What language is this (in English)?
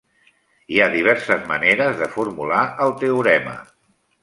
Catalan